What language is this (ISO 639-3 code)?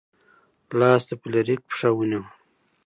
pus